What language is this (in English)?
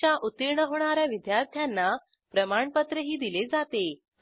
Marathi